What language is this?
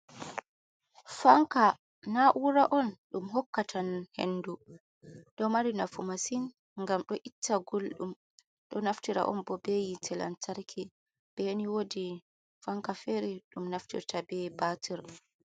Fula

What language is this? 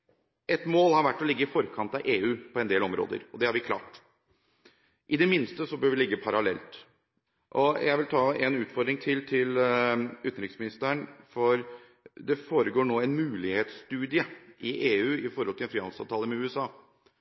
Norwegian Bokmål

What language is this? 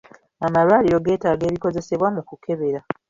Ganda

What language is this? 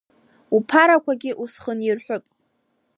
Abkhazian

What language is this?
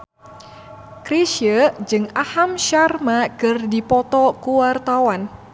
Sundanese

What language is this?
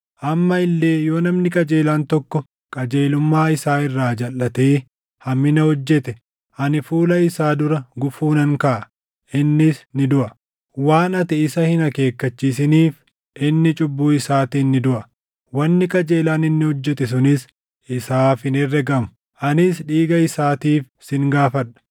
Oromo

